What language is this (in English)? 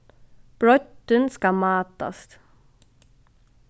Faroese